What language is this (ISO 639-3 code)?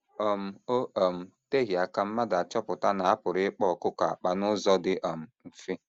ibo